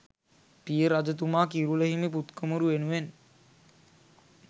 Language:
Sinhala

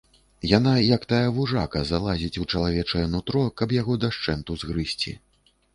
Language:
Belarusian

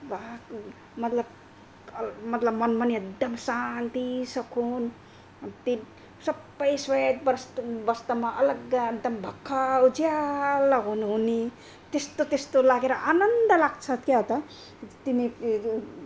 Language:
Nepali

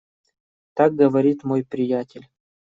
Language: Russian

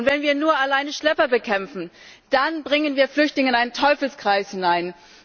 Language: German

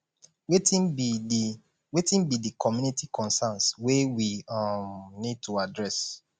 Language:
Nigerian Pidgin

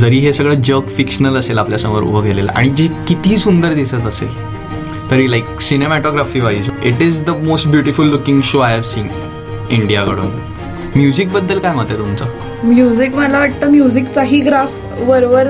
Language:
Marathi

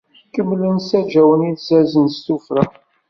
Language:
Kabyle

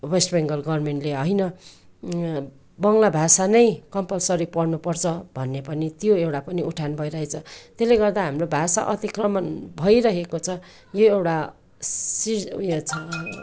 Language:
Nepali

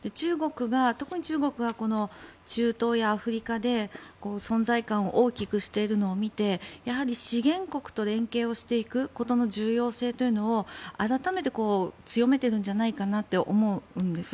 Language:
Japanese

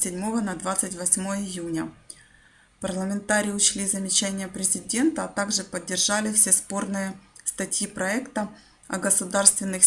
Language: Russian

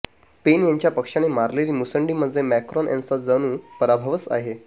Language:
Marathi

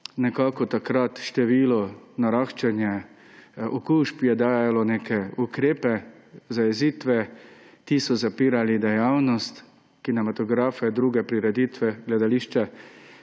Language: Slovenian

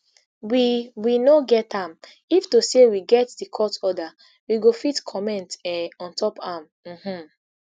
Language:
Nigerian Pidgin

